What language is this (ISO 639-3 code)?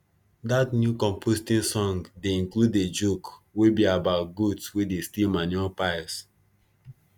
pcm